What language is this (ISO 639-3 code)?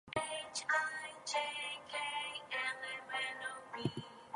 eng